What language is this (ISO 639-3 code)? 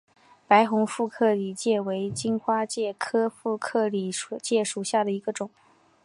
zho